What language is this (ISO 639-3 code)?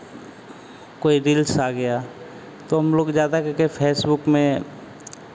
hin